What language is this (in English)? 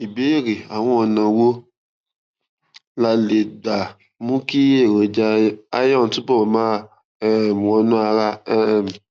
Yoruba